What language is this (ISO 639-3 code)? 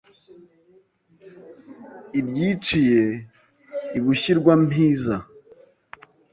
kin